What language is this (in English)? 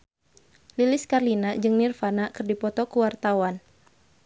Sundanese